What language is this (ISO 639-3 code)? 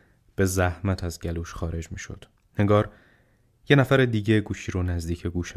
fas